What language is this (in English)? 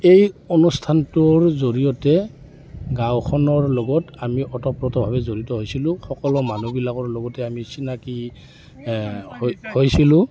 Assamese